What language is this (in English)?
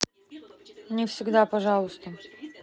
Russian